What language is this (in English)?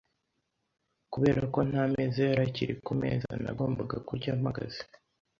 Kinyarwanda